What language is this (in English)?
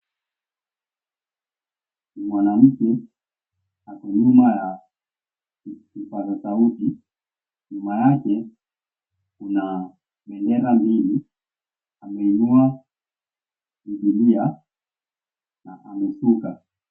Swahili